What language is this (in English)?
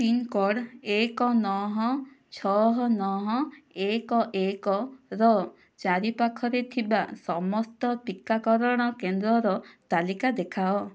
Odia